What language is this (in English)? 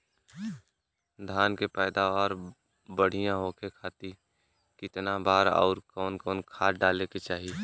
Bhojpuri